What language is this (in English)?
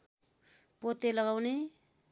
Nepali